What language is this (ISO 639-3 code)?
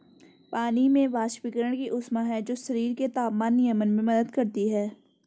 hin